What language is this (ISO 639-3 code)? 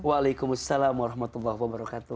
ind